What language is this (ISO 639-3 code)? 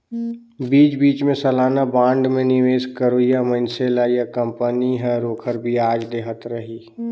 hne